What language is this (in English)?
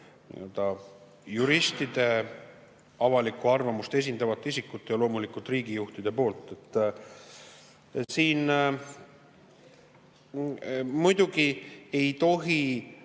Estonian